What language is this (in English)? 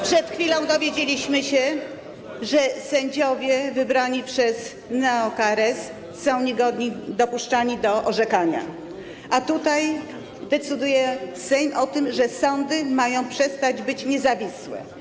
Polish